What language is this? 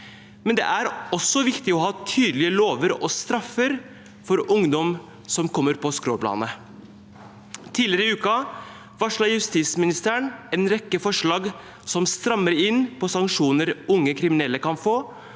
Norwegian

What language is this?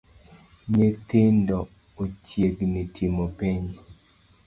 Luo (Kenya and Tanzania)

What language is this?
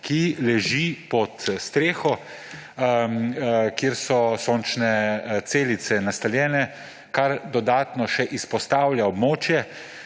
Slovenian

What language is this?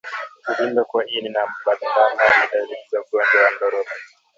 Swahili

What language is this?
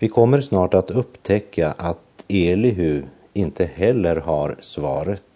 Swedish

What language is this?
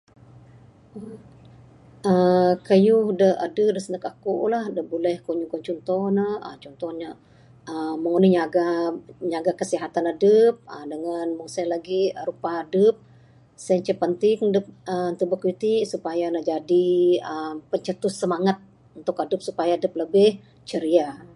Bukar-Sadung Bidayuh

